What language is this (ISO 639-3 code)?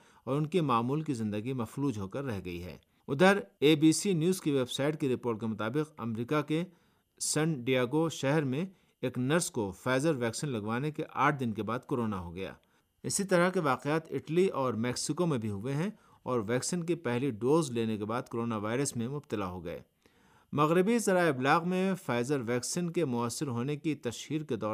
urd